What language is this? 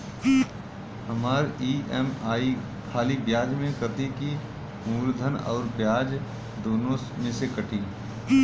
Bhojpuri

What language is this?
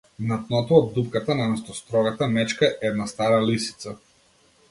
Macedonian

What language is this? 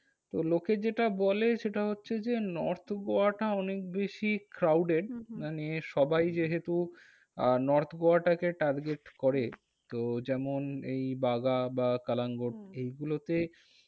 Bangla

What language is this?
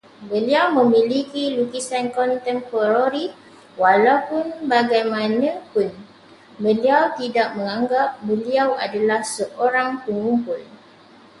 Malay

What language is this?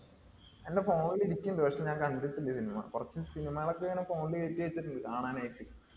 Malayalam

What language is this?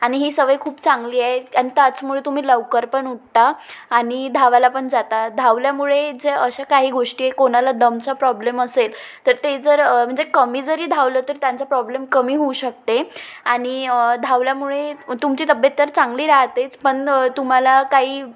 Marathi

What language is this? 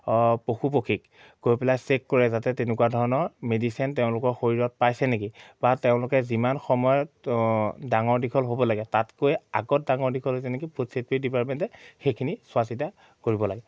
Assamese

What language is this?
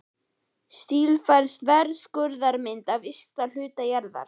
Icelandic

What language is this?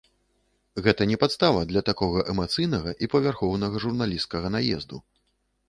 Belarusian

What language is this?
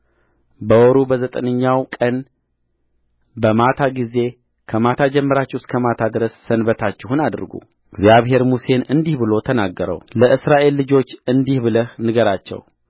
Amharic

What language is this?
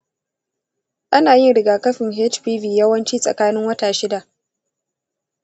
Hausa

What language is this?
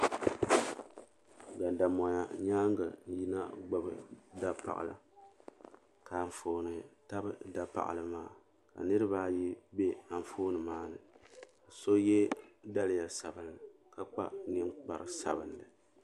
Dagbani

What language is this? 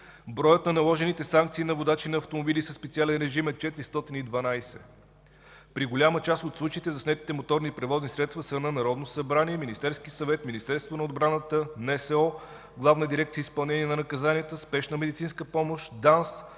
Bulgarian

